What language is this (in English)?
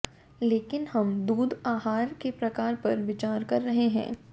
Hindi